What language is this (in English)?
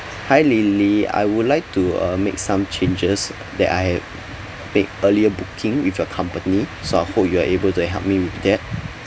English